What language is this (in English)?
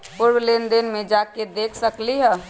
Magahi